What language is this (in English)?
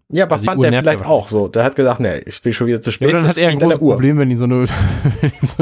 German